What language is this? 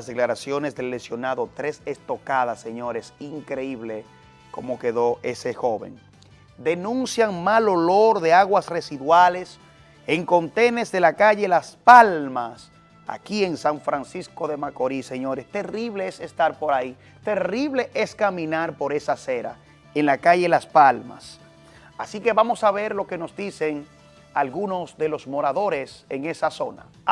Spanish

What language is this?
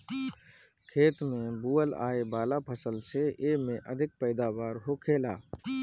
Bhojpuri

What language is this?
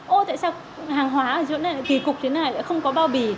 Vietnamese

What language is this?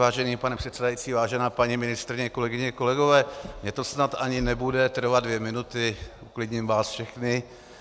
Czech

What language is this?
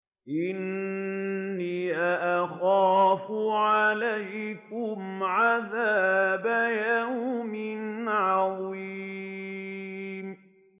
Arabic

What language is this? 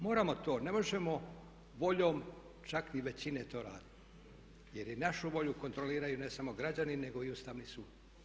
Croatian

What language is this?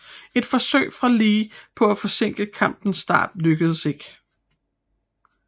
Danish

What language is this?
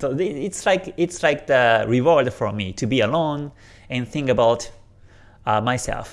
English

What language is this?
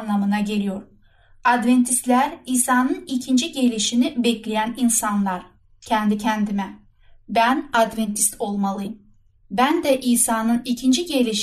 Turkish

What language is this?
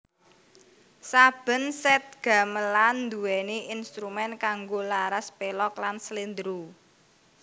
Javanese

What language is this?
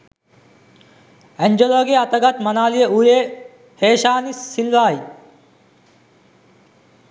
Sinhala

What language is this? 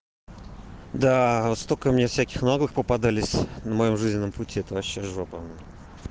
Russian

